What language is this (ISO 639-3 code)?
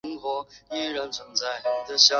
zho